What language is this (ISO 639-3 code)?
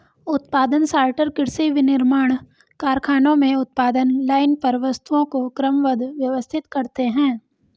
hin